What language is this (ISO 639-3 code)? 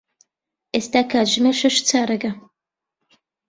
ckb